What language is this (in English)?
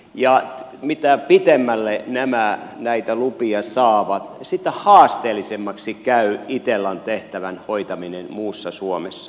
Finnish